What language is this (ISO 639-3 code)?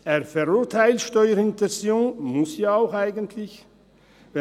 gsw